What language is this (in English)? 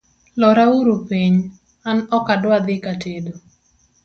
Luo (Kenya and Tanzania)